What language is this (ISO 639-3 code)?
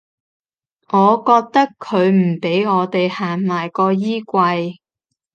yue